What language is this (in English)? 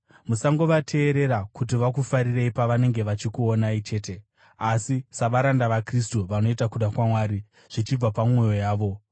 Shona